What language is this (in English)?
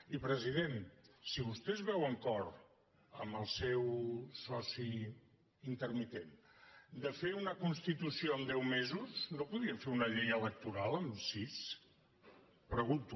Catalan